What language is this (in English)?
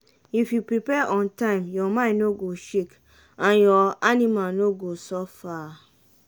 Nigerian Pidgin